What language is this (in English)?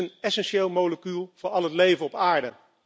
Dutch